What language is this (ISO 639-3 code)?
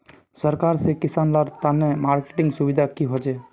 mag